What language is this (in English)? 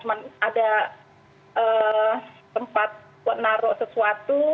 Indonesian